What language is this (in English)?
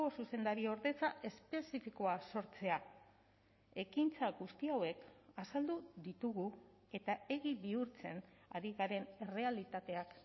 Basque